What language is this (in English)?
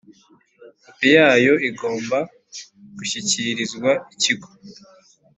Kinyarwanda